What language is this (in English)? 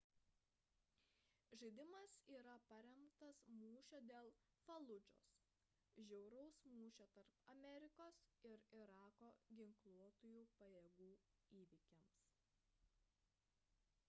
Lithuanian